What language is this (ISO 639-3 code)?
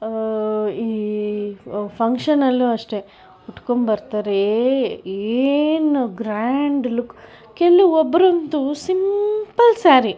kan